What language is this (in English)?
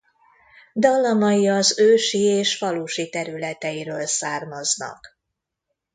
Hungarian